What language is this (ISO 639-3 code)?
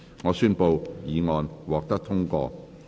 yue